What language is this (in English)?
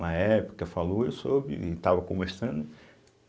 Portuguese